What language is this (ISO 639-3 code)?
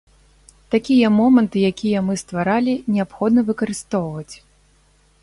bel